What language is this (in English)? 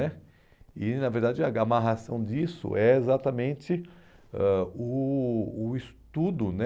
Portuguese